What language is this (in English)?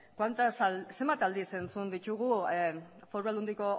Basque